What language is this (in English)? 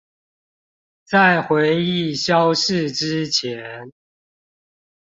Chinese